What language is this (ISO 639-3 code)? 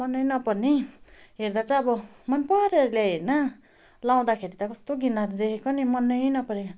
nep